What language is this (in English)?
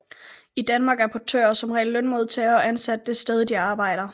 Danish